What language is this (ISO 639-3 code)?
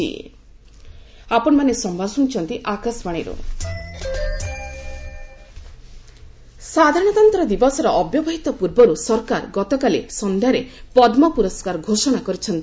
ori